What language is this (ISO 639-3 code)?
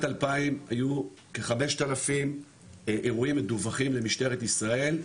heb